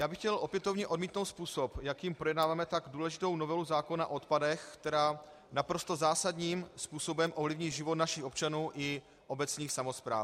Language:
Czech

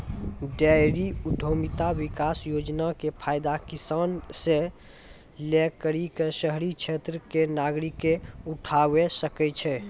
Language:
Maithili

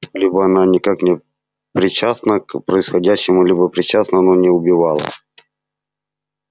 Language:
Russian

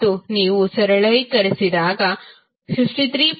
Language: Kannada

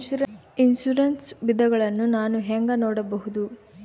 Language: Kannada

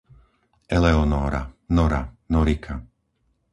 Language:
Slovak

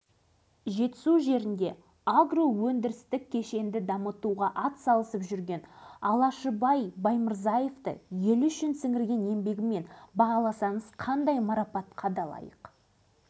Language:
Kazakh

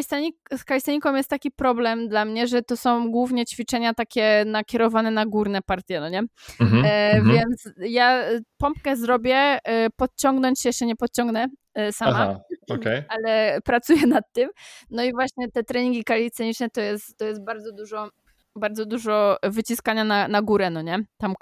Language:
Polish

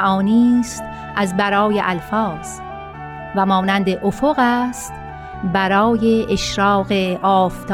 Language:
Persian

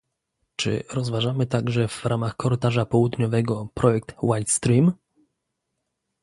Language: Polish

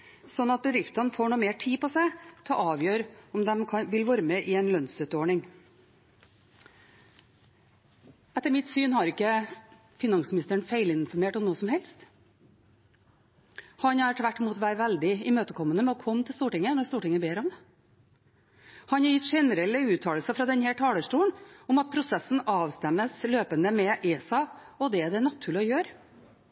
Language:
Norwegian Bokmål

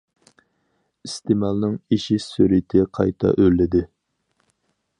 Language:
Uyghur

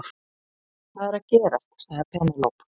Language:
Icelandic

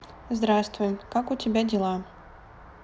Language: Russian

